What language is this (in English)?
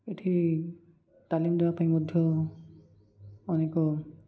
Odia